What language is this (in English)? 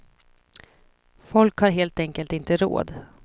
Swedish